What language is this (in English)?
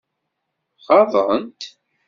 Kabyle